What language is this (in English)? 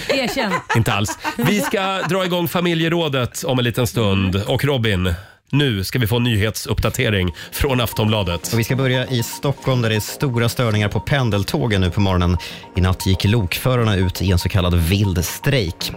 Swedish